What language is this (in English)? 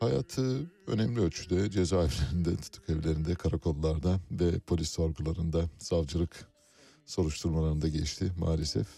Turkish